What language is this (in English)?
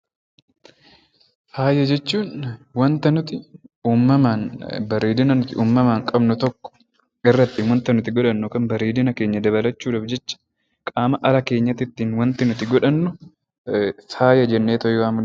Oromo